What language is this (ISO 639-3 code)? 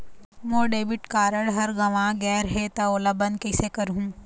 hne